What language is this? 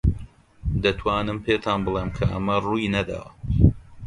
Central Kurdish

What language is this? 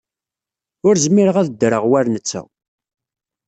Kabyle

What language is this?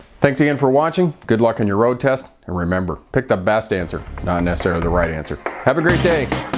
English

